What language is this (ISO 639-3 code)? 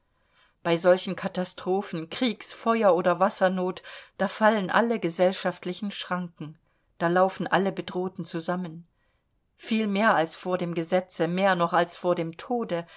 deu